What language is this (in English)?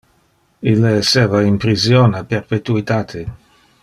Interlingua